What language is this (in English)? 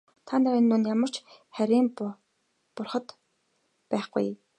Mongolian